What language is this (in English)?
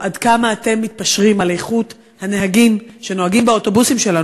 Hebrew